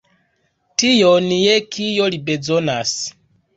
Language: Esperanto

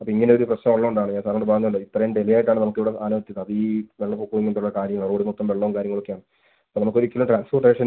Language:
Malayalam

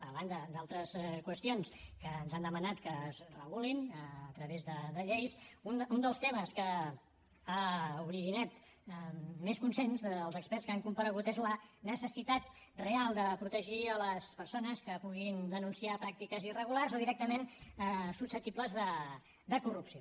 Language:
Catalan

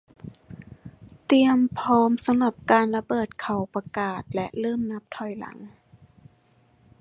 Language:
Thai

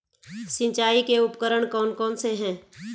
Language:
Hindi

